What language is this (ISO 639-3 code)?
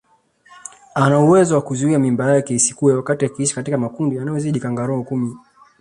swa